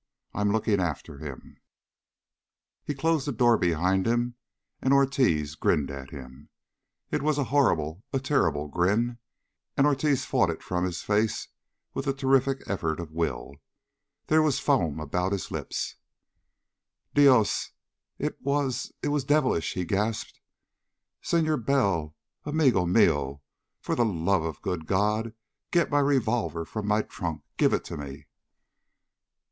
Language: English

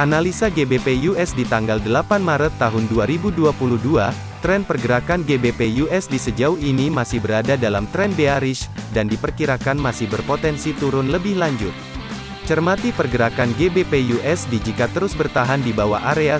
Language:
Indonesian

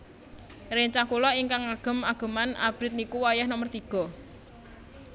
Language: Javanese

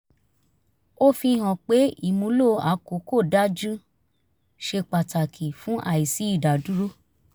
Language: Yoruba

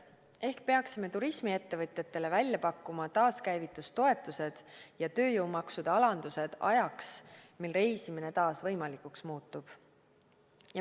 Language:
Estonian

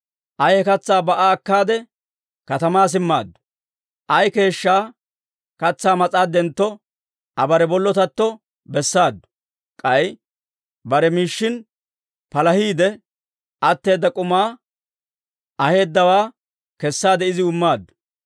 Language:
Dawro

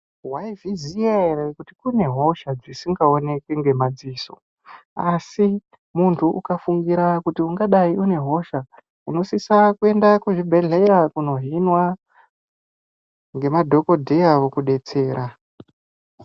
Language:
Ndau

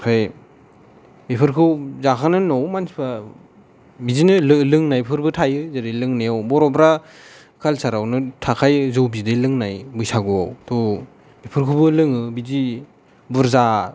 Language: Bodo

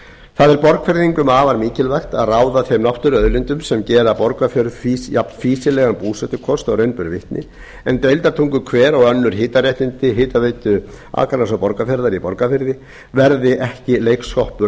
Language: Icelandic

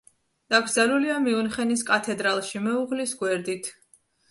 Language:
Georgian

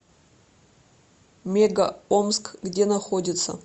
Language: Russian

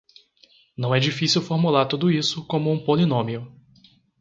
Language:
Portuguese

